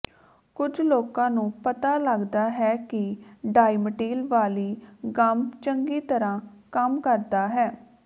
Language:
Punjabi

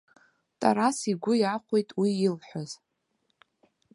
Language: Abkhazian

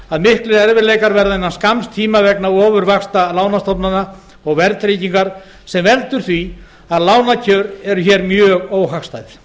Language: Icelandic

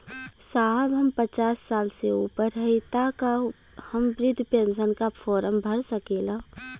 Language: Bhojpuri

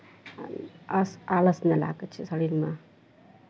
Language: Maithili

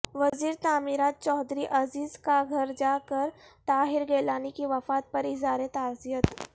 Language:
Urdu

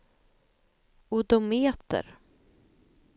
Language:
Swedish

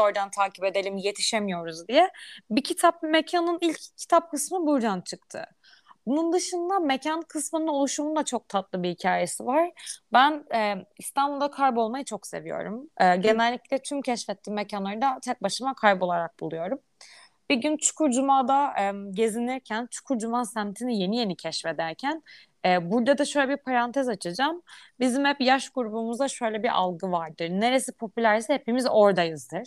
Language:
Turkish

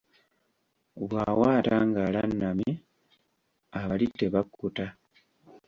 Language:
Ganda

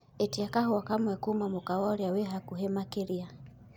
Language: Kikuyu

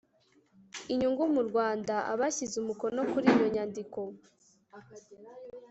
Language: Kinyarwanda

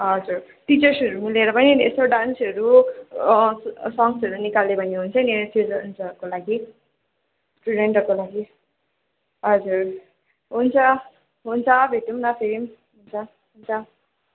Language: Nepali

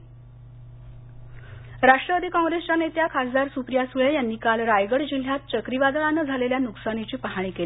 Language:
Marathi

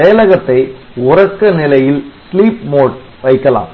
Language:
Tamil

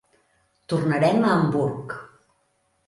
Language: Catalan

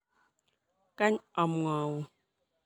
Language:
Kalenjin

